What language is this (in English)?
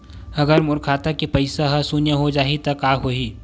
Chhattisgarhi